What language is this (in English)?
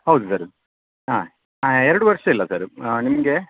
Kannada